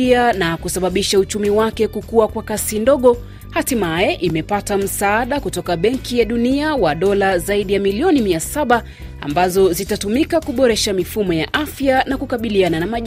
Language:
Swahili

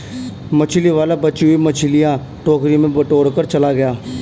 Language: Hindi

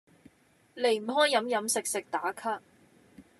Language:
Cantonese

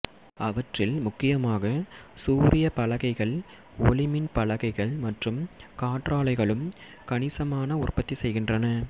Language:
Tamil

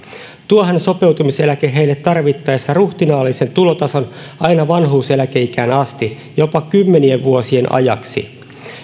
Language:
Finnish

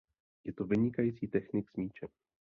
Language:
Czech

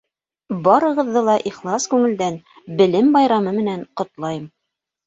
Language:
Bashkir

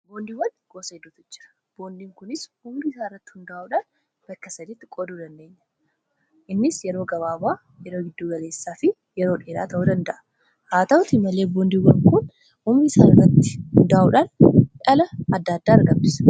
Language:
Oromo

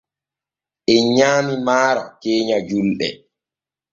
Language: Borgu Fulfulde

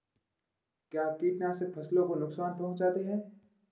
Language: Hindi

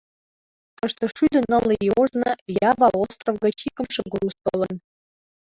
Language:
Mari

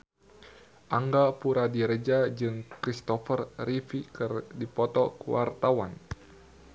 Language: Sundanese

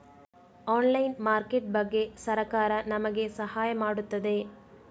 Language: Kannada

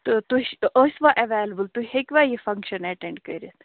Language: Kashmiri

